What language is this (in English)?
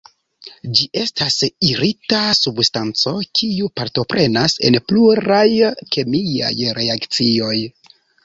Esperanto